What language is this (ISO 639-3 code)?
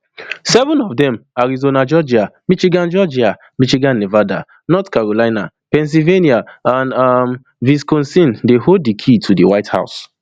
pcm